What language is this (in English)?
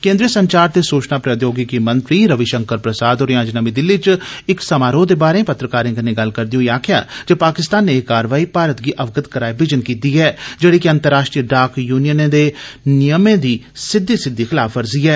Dogri